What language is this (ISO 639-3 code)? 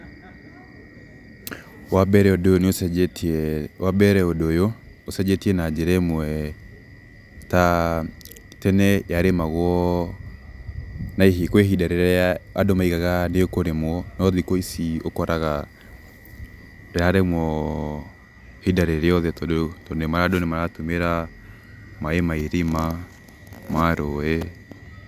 kik